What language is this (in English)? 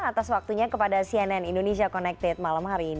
Indonesian